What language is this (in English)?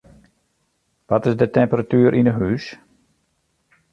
Western Frisian